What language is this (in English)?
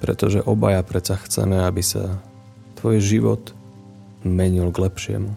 Slovak